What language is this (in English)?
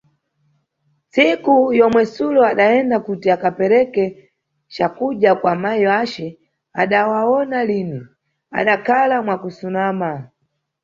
Nyungwe